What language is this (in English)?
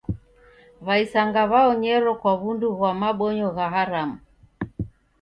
Taita